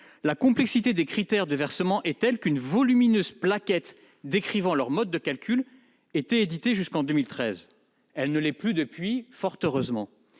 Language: French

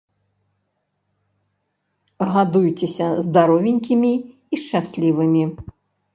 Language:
Belarusian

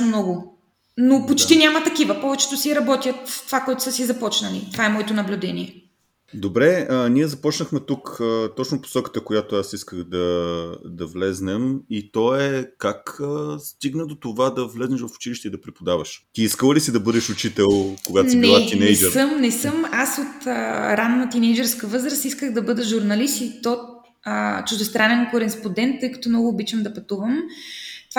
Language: Bulgarian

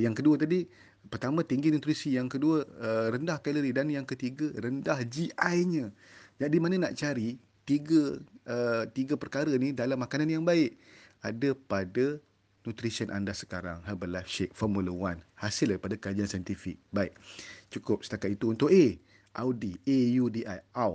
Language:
Malay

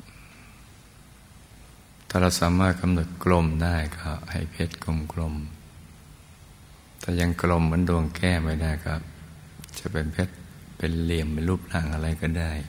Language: Thai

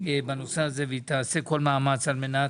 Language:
Hebrew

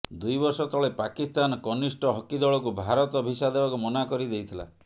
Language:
Odia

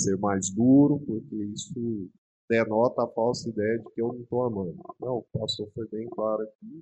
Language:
Portuguese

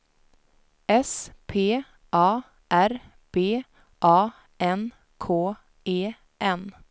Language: Swedish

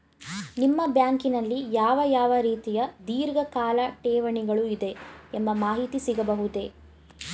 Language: Kannada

